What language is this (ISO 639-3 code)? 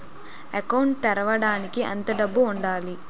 tel